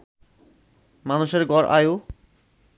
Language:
Bangla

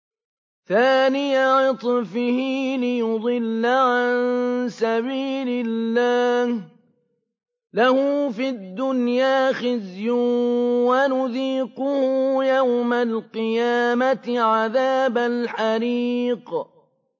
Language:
Arabic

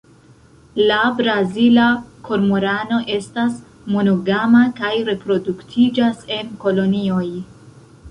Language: Esperanto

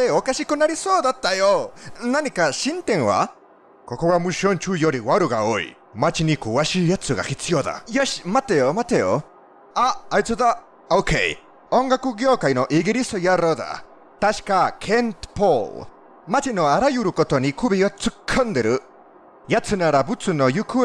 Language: Japanese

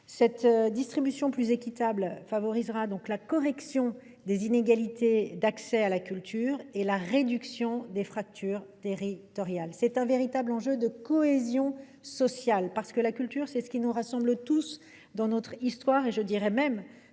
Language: French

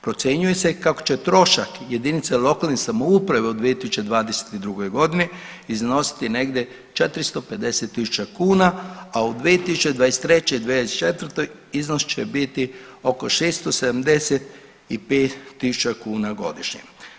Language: Croatian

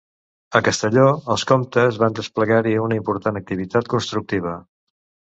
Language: Catalan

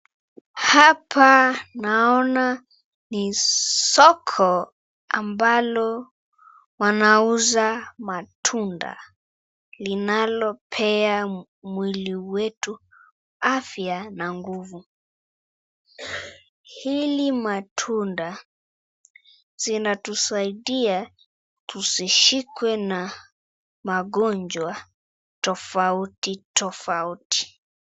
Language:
Swahili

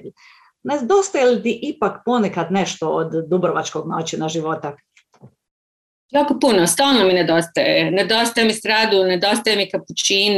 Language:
Croatian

